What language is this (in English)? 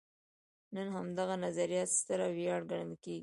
Pashto